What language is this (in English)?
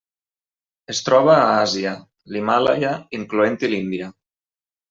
Catalan